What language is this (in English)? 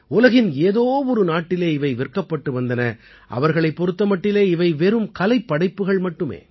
Tamil